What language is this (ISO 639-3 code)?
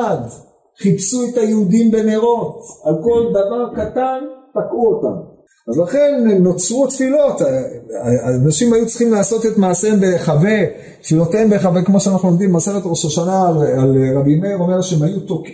heb